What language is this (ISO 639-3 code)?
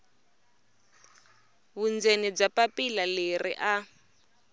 tso